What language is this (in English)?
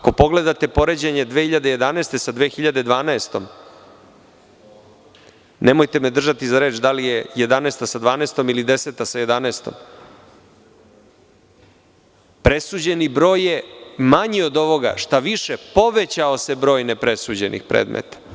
Serbian